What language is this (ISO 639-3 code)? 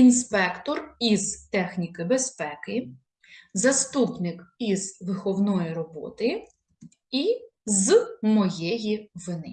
ukr